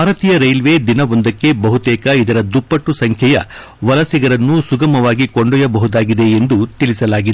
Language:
Kannada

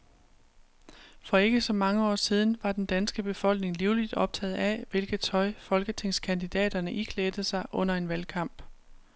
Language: Danish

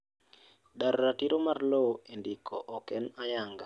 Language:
Luo (Kenya and Tanzania)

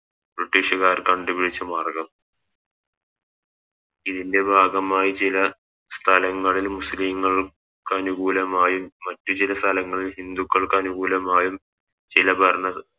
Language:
Malayalam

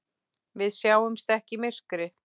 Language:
Icelandic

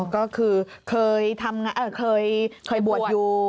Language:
Thai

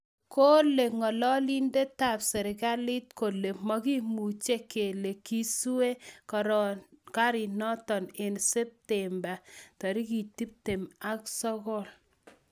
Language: Kalenjin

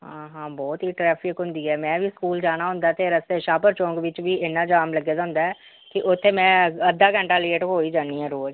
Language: Punjabi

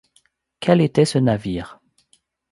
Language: French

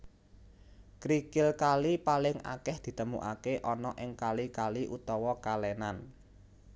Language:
Javanese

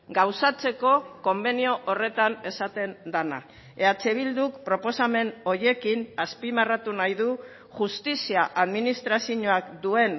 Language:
Basque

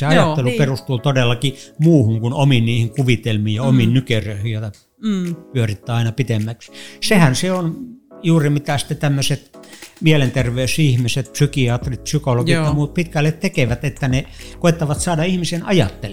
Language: Finnish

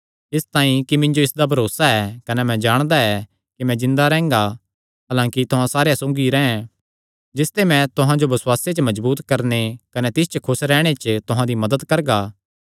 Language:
Kangri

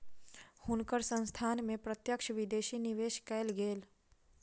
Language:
Maithili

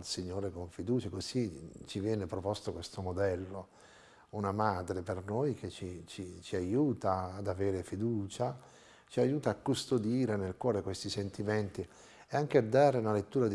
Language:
Italian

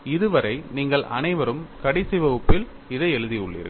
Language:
Tamil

